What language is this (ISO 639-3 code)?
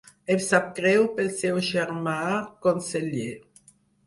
cat